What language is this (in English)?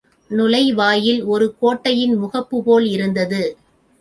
Tamil